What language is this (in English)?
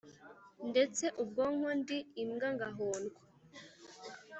Kinyarwanda